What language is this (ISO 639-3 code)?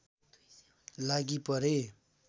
nep